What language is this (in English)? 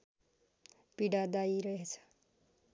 Nepali